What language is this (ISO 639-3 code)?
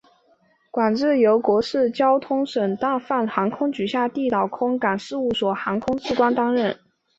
zho